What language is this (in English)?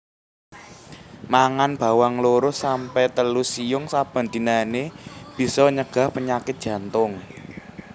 Javanese